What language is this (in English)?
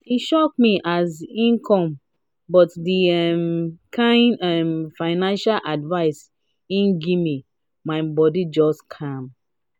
Nigerian Pidgin